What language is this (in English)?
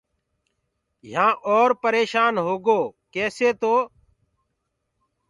Gurgula